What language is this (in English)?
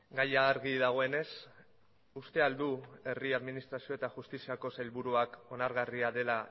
Basque